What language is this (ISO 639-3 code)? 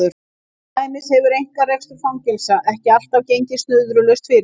isl